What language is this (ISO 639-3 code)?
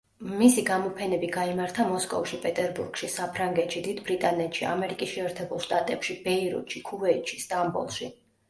kat